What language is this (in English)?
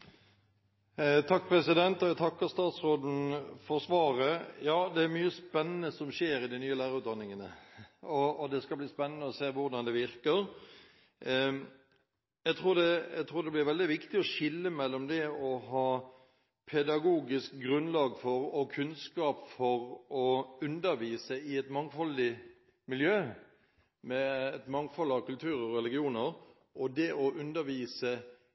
Norwegian Bokmål